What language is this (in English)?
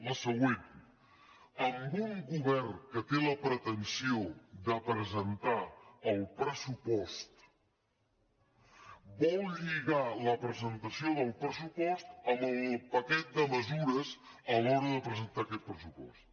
Catalan